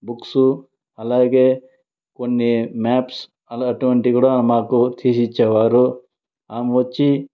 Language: Telugu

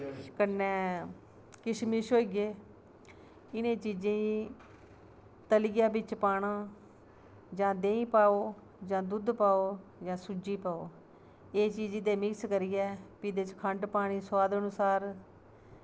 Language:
Dogri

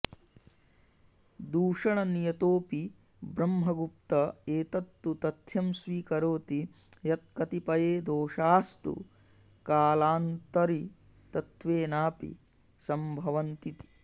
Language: Sanskrit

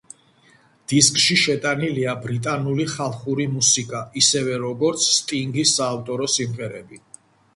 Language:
Georgian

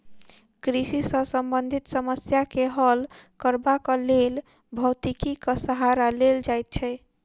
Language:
Maithili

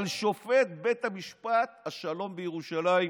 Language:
Hebrew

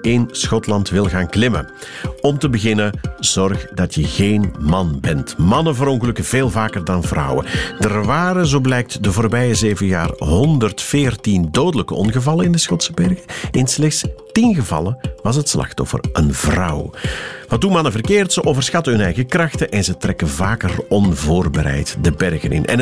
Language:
Dutch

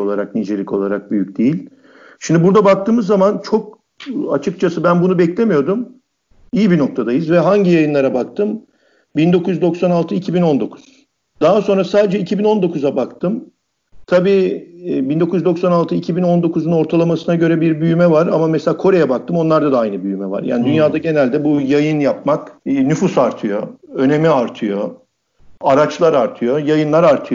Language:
Turkish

